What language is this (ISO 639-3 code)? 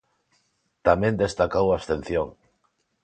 glg